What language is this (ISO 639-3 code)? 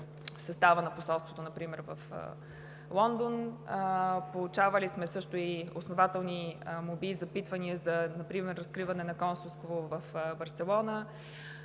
bul